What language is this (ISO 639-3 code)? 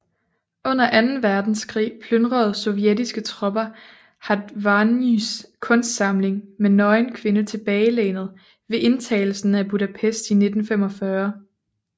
dan